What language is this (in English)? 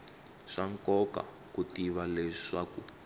Tsonga